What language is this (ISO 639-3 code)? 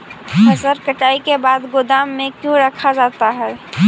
mag